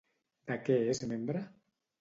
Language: Catalan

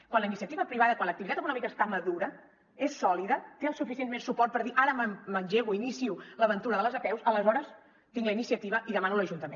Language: Catalan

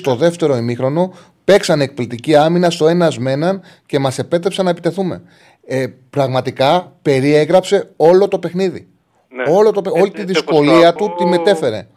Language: Greek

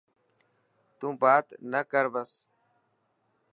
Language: Dhatki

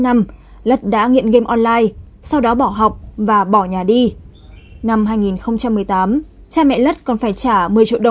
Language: Vietnamese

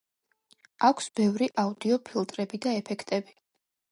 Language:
Georgian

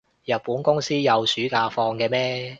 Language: Cantonese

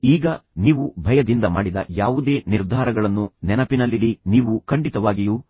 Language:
Kannada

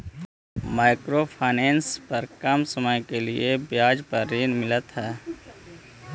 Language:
Magahi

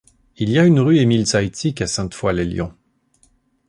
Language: French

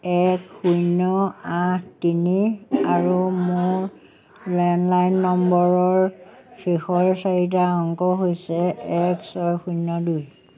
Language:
Assamese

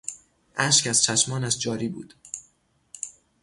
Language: Persian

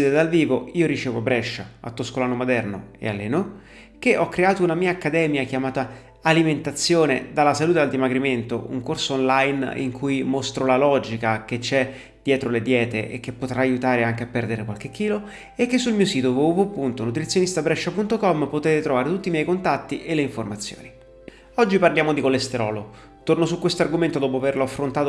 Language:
Italian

